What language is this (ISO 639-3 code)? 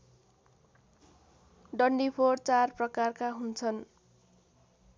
nep